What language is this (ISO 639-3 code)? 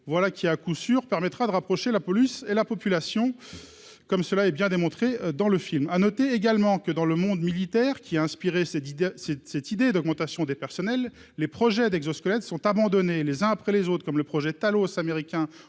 fra